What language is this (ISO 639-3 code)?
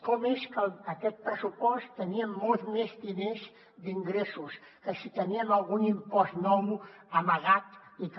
cat